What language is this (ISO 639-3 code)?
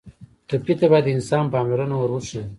pus